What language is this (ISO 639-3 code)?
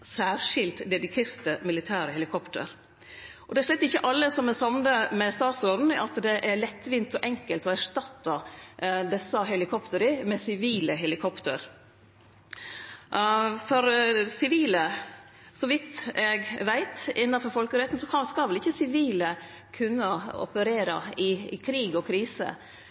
nno